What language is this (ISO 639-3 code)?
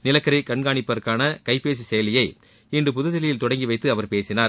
tam